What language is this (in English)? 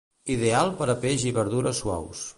Catalan